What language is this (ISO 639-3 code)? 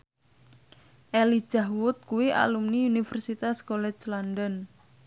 jav